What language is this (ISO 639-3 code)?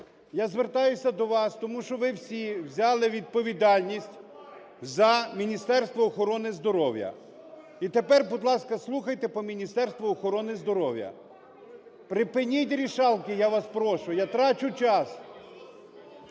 ukr